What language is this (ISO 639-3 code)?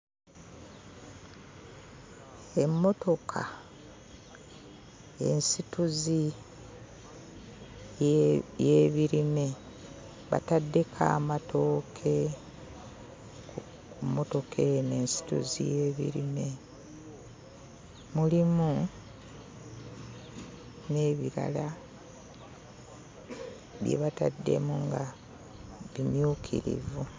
lug